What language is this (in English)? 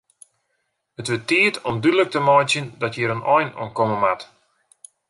Western Frisian